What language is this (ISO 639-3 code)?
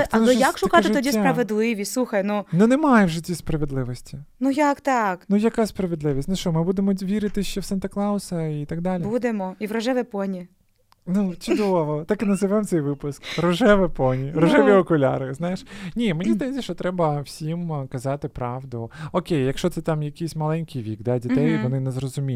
ukr